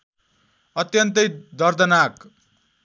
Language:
Nepali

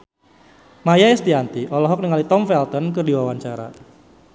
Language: Sundanese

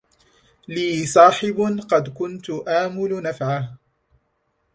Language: Arabic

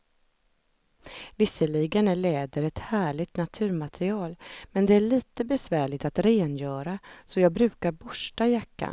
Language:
Swedish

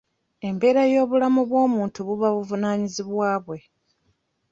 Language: Ganda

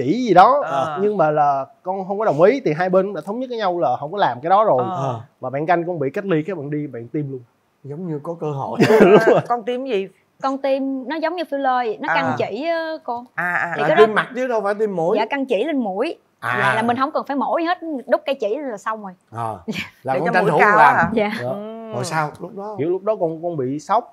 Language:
Vietnamese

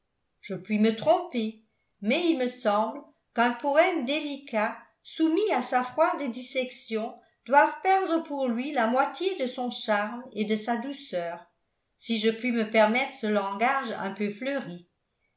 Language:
French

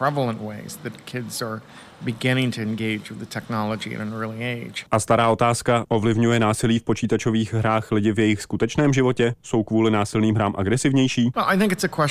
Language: Czech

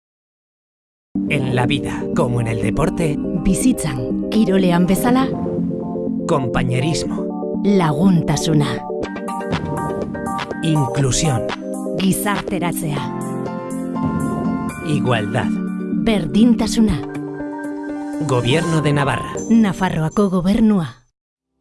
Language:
Spanish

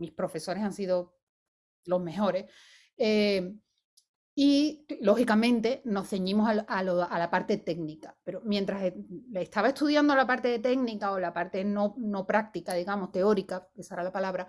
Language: Spanish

